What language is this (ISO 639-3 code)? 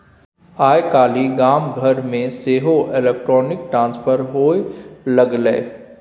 mai